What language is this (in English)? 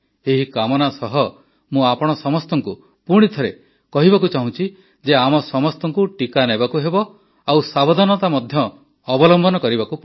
Odia